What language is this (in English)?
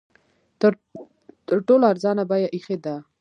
Pashto